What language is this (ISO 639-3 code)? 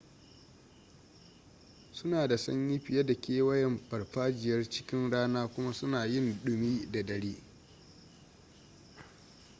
hau